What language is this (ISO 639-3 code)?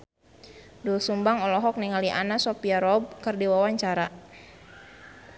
sun